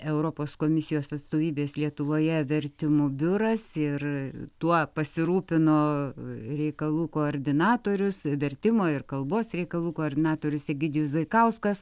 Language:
Lithuanian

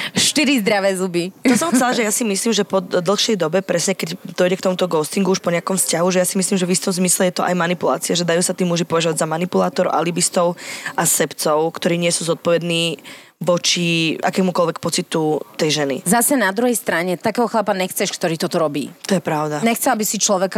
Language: Slovak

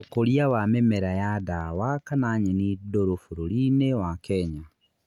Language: Kikuyu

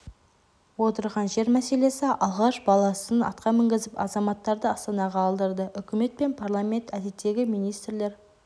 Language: Kazakh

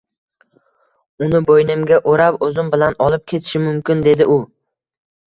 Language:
Uzbek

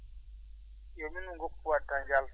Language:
Fula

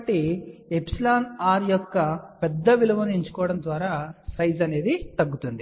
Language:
Telugu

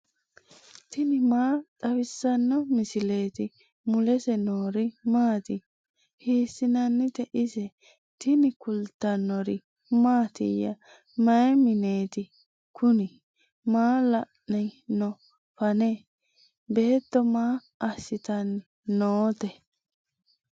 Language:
Sidamo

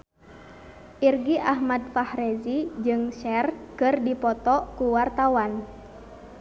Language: Sundanese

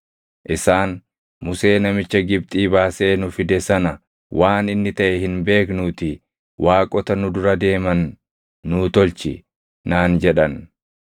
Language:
Oromo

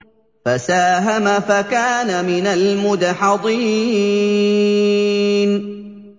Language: Arabic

